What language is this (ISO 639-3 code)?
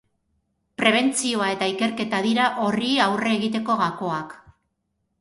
eus